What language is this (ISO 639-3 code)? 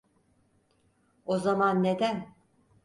tur